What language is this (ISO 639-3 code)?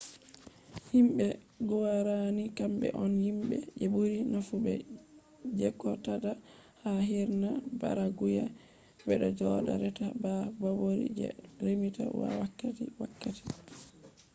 ful